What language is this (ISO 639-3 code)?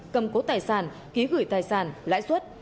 vie